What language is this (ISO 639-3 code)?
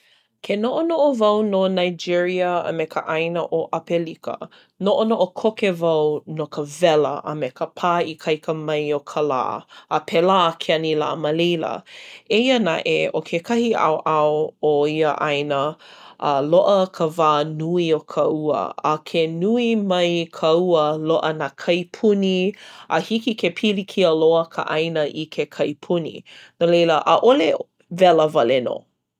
haw